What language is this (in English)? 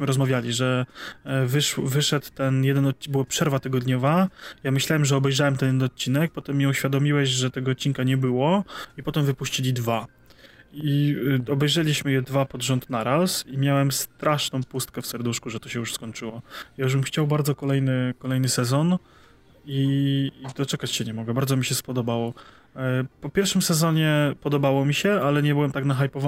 Polish